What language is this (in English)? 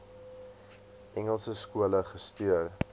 Afrikaans